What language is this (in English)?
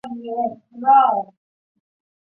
Chinese